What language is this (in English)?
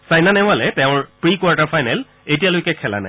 Assamese